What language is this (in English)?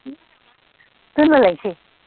Bodo